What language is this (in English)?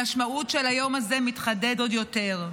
Hebrew